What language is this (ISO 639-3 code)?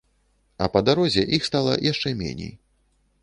bel